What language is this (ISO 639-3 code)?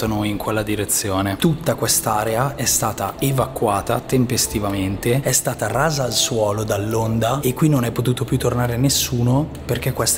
ita